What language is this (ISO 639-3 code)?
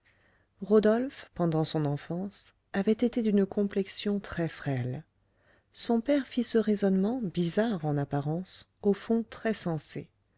fra